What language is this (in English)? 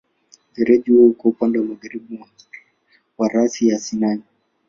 Swahili